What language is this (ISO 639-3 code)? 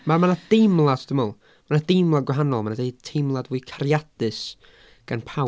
cym